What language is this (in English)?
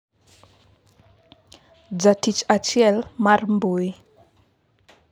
Luo (Kenya and Tanzania)